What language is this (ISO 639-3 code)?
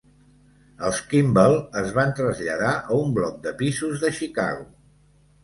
cat